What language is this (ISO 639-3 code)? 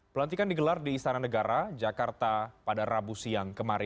ind